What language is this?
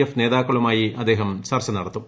Malayalam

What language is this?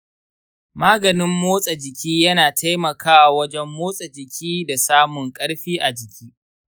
Hausa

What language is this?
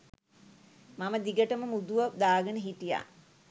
Sinhala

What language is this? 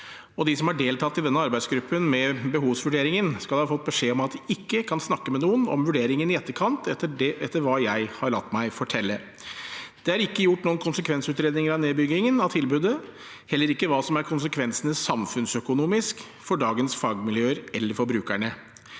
Norwegian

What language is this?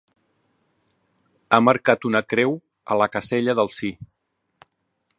Catalan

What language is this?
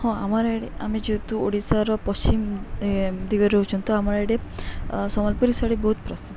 Odia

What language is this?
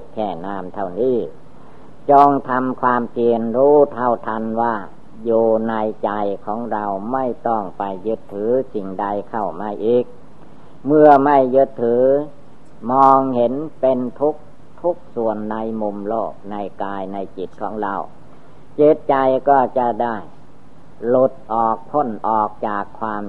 Thai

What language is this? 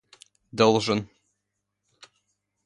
Russian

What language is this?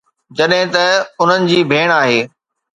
Sindhi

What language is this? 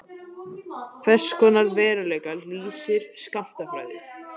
Icelandic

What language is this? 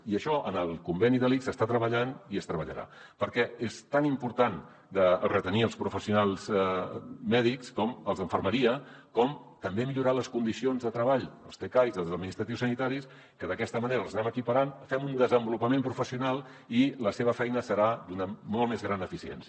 Catalan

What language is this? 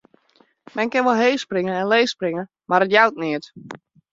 Western Frisian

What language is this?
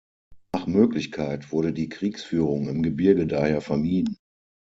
German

